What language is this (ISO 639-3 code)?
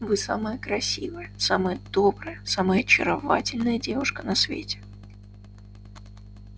rus